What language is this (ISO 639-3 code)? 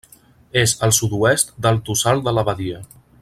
cat